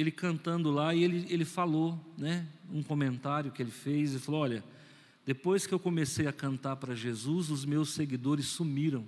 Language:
Portuguese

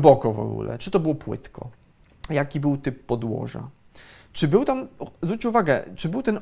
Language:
Polish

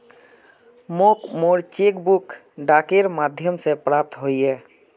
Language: Magahi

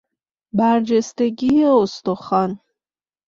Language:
Persian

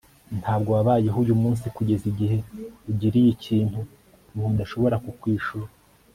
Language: Kinyarwanda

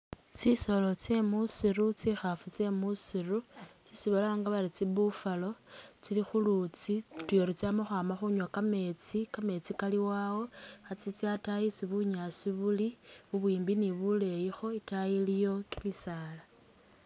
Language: Masaaba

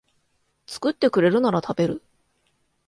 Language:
Japanese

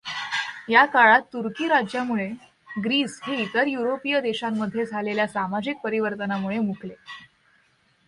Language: Marathi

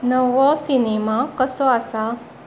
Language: Konkani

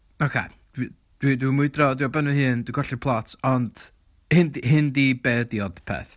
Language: Welsh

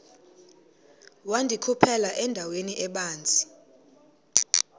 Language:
Xhosa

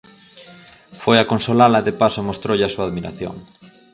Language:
Galician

